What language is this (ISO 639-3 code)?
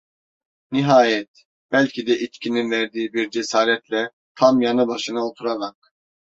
tur